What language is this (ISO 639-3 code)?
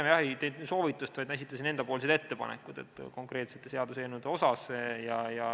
est